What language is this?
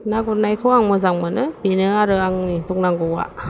Bodo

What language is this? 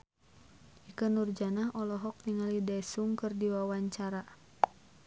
Sundanese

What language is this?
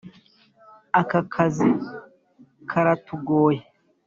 Kinyarwanda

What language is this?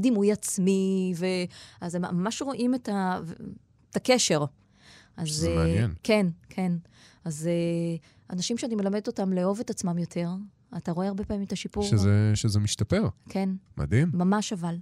Hebrew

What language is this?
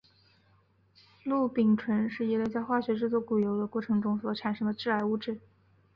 Chinese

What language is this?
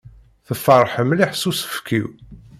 Kabyle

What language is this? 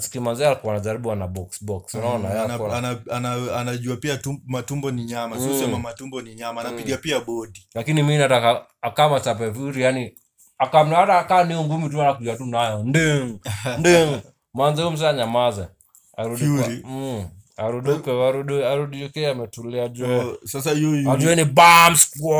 Swahili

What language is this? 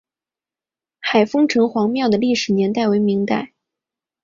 Chinese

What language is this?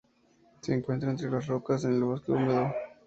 Spanish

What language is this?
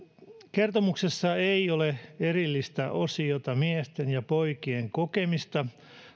Finnish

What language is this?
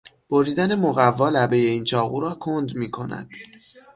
Persian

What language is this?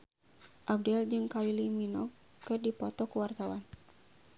Sundanese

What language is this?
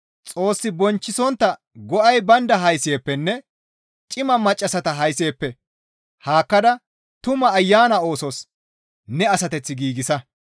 Gamo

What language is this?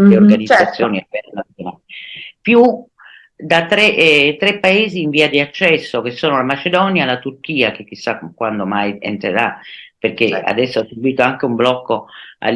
Italian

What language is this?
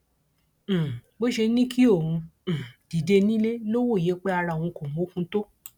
Yoruba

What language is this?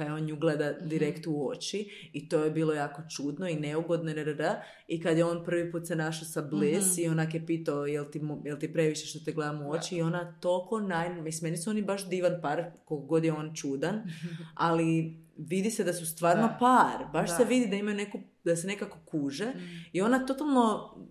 Croatian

